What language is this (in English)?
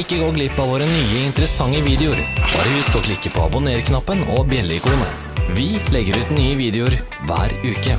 Norwegian